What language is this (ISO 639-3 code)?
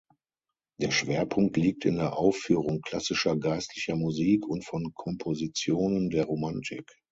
deu